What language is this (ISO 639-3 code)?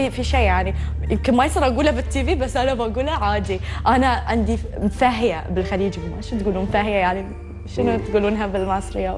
ara